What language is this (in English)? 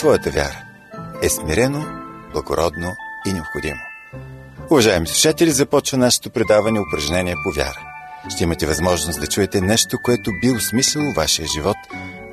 Bulgarian